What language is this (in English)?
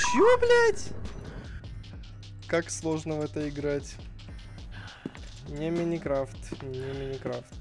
Russian